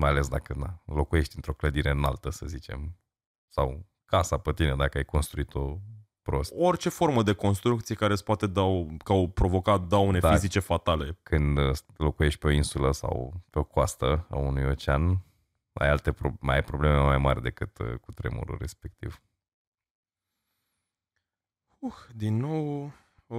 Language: Romanian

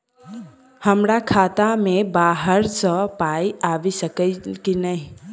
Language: Maithili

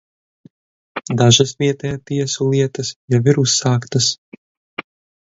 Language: Latvian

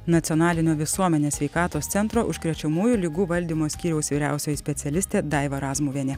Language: Lithuanian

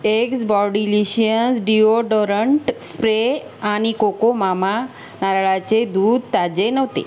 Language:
Marathi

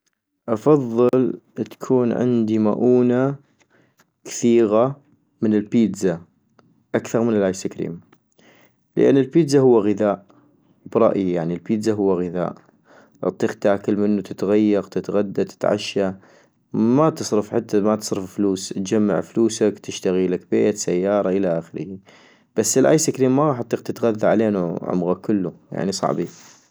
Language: North Mesopotamian Arabic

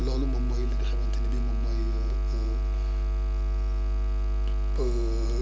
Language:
Wolof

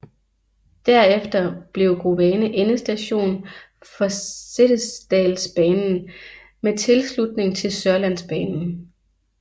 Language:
Danish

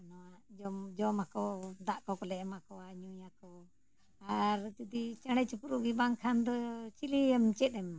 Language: Santali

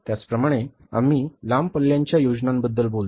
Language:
Marathi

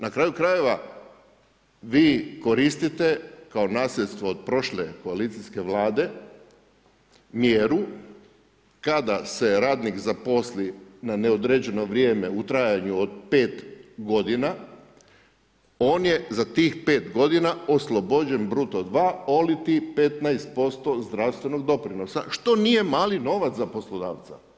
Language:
Croatian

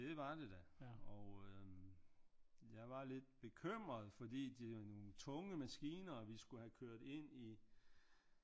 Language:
Danish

